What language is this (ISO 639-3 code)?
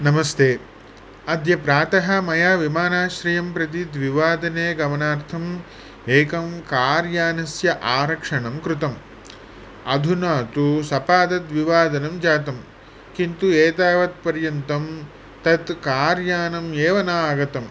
san